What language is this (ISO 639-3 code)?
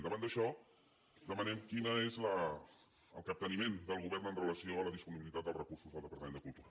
cat